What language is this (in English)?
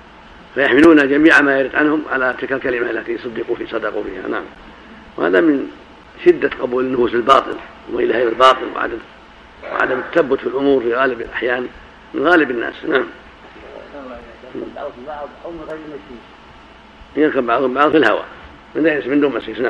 Arabic